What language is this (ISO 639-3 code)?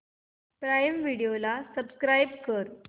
mar